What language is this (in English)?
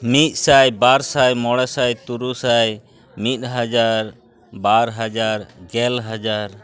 Santali